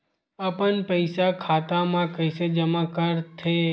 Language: Chhattisgarhi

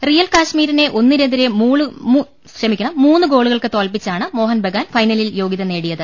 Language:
Malayalam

